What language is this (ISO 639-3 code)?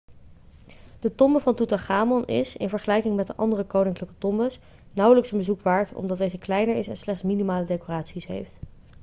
nld